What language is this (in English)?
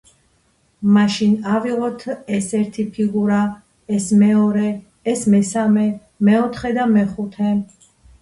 Georgian